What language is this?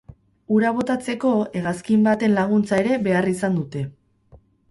Basque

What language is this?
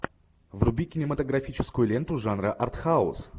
Russian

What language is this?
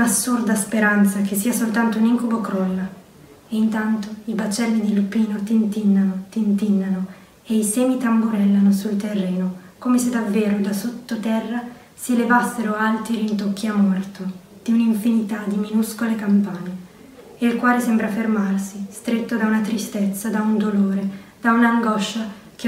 Italian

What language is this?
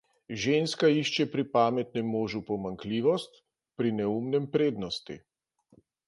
Slovenian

